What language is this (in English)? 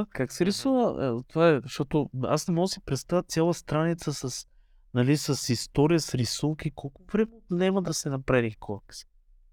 Bulgarian